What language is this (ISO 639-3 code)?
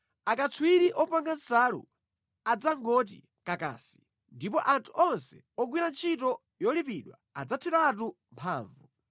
nya